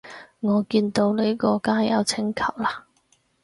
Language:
Cantonese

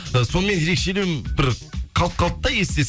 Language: Kazakh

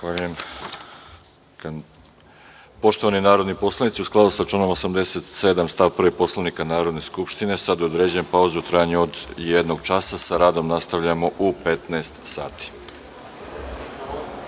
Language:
Serbian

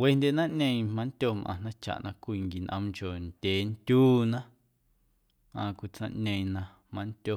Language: Guerrero Amuzgo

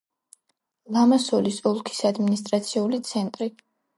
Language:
Georgian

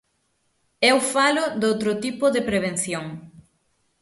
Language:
Galician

